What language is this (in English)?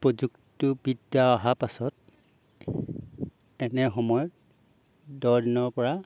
Assamese